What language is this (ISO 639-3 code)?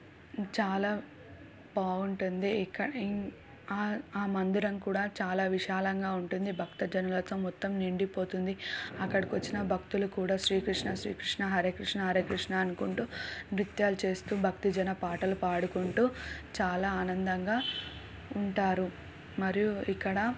tel